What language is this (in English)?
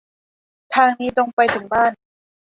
Thai